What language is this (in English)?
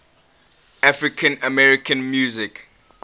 English